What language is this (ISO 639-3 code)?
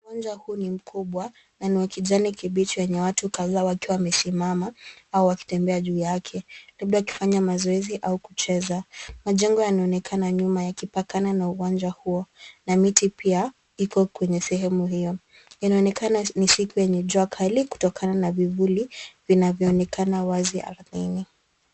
swa